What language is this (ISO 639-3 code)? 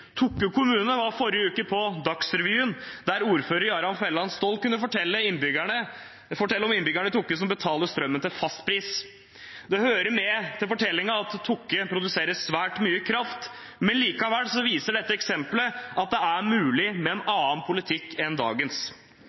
nob